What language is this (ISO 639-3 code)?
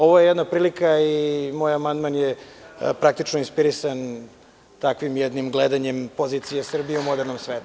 srp